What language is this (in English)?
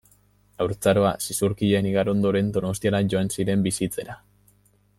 Basque